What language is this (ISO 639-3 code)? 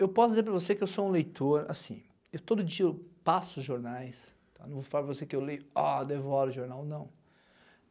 por